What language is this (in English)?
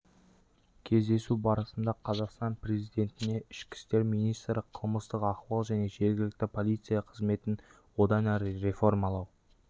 Kazakh